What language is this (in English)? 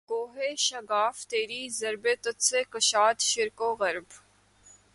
Urdu